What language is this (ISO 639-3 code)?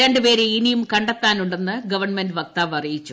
mal